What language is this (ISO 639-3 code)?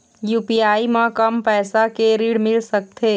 hne